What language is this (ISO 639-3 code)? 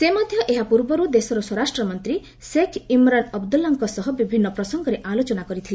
ori